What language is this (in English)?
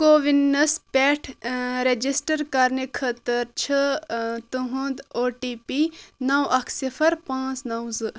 Kashmiri